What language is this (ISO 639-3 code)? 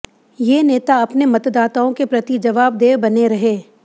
hin